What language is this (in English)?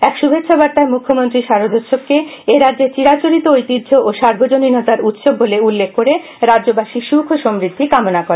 Bangla